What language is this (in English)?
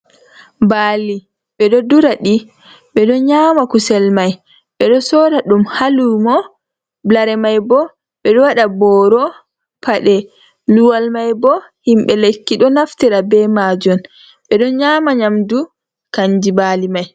Fula